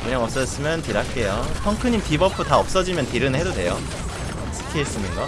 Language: Korean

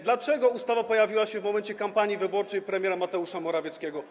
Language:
Polish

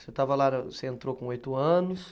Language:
Portuguese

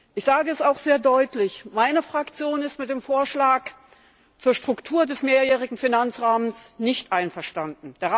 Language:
German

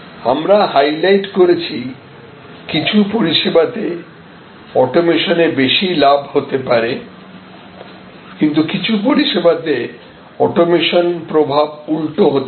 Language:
Bangla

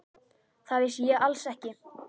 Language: Icelandic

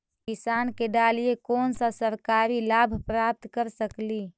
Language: Magahi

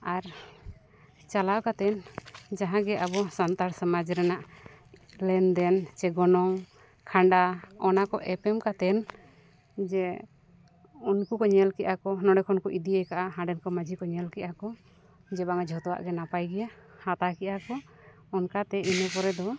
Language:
Santali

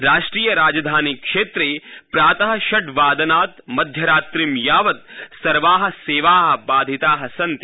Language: Sanskrit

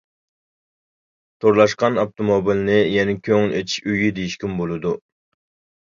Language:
Uyghur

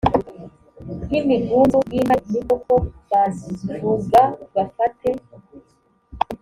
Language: Kinyarwanda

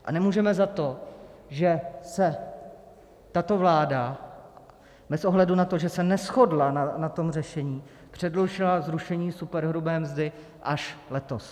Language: Czech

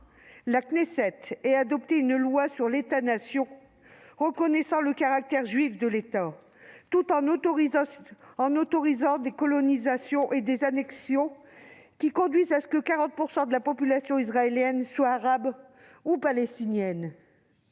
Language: French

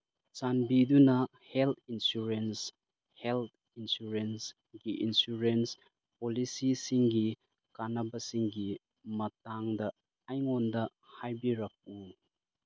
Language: Manipuri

